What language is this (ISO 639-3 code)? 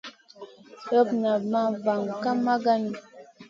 mcn